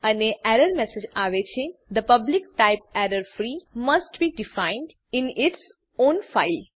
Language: Gujarati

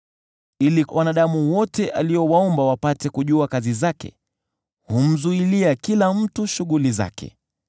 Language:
Swahili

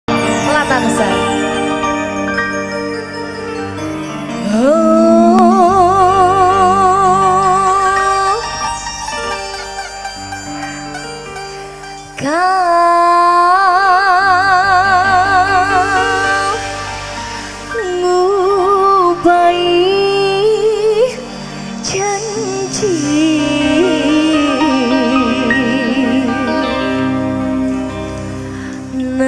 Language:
Indonesian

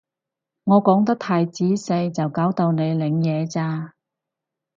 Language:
Cantonese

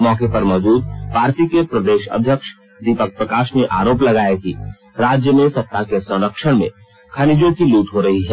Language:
Hindi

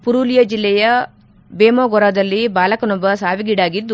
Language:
Kannada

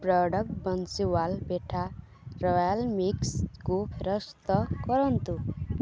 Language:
Odia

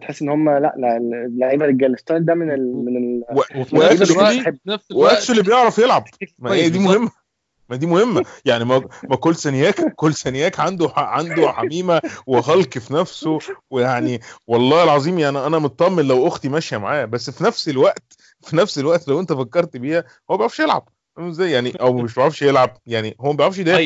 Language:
Arabic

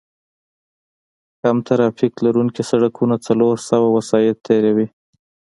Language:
Pashto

